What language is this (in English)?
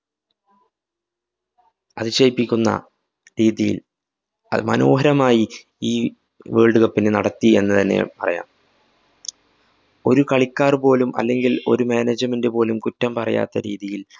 Malayalam